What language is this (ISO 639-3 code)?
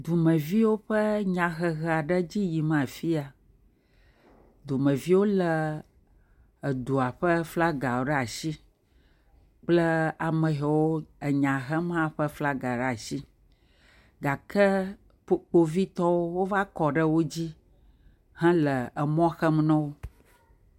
ewe